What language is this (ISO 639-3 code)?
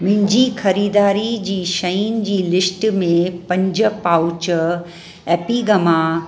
snd